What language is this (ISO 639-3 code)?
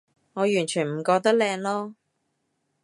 yue